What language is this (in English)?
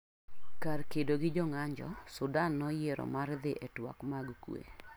Luo (Kenya and Tanzania)